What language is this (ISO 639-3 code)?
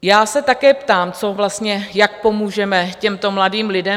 ces